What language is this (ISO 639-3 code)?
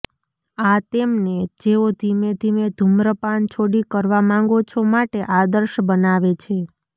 guj